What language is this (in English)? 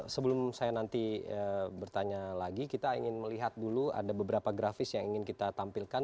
Indonesian